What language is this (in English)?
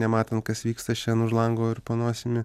Lithuanian